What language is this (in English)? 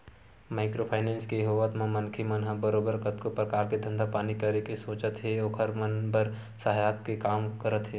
Chhattisgarhi